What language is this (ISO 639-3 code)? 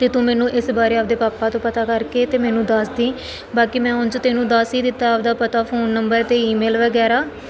pan